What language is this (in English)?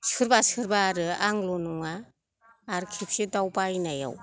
Bodo